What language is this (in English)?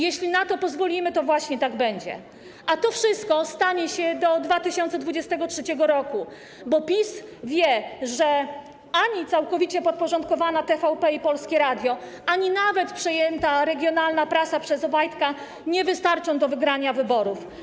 Polish